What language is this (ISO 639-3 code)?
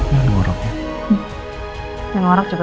ind